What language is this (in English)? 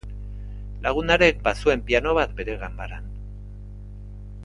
Basque